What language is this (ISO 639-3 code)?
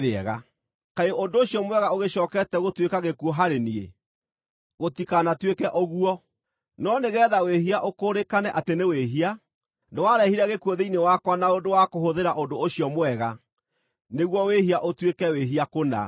kik